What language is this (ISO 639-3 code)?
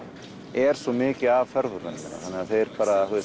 isl